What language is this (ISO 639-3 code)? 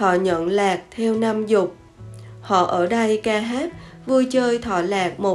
vie